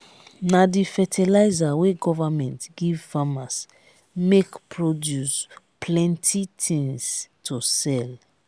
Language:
Nigerian Pidgin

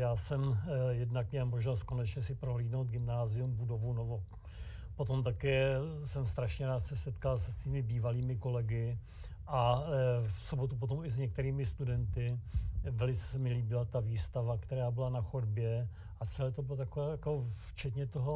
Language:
Czech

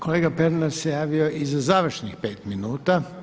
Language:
Croatian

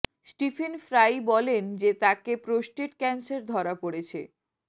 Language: Bangla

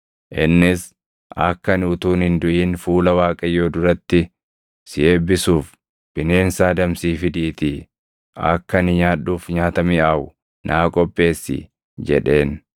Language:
Oromo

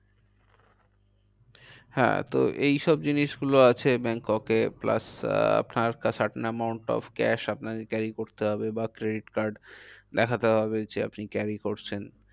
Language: Bangla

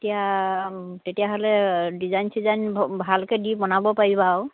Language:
Assamese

